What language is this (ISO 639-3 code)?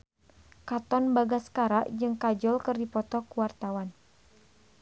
sun